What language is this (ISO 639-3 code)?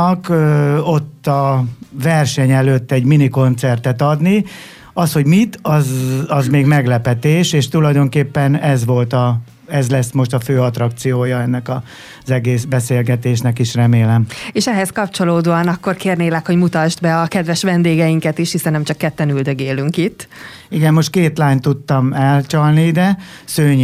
hun